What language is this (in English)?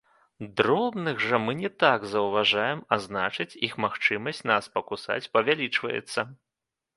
Belarusian